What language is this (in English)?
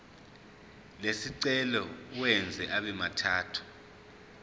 Zulu